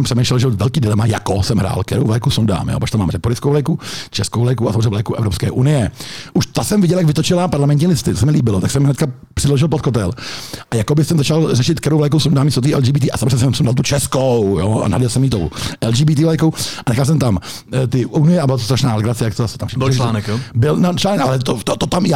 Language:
Czech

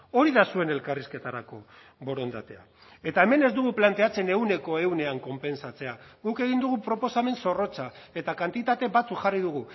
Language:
Basque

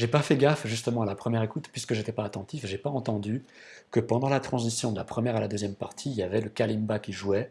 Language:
French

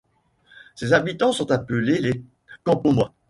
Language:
French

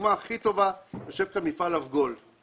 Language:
Hebrew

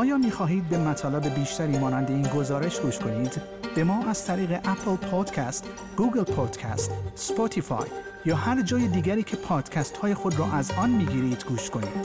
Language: Persian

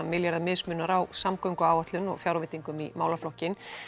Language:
Icelandic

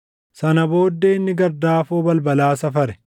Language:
Oromo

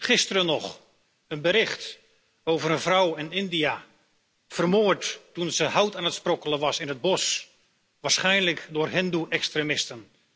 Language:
Dutch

